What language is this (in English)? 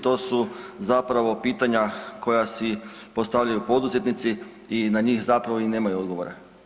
Croatian